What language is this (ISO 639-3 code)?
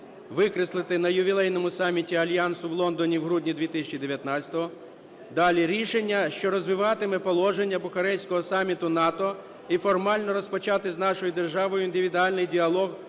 ukr